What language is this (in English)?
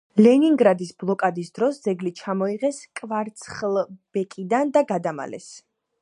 Georgian